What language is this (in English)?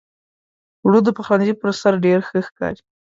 Pashto